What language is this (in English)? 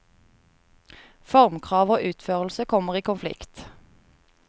Norwegian